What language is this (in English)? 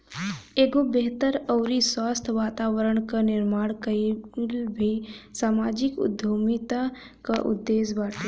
Bhojpuri